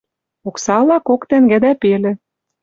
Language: Western Mari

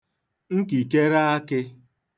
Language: Igbo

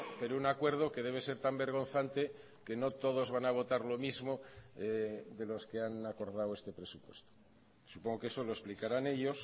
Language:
Spanish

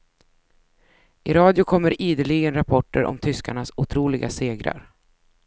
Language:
Swedish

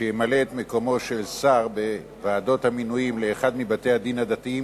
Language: Hebrew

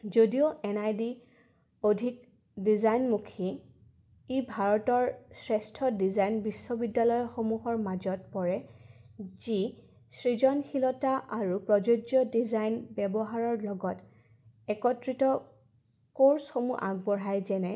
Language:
Assamese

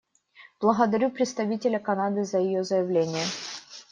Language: Russian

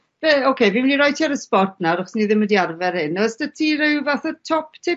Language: Welsh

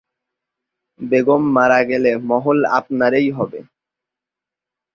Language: Bangla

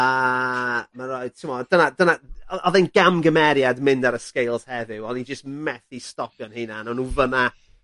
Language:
Welsh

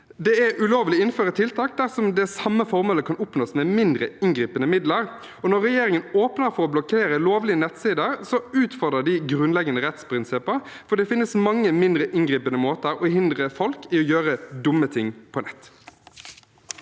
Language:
Norwegian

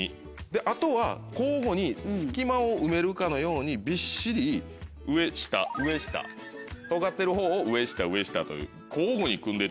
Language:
Japanese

